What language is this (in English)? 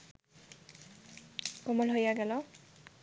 Bangla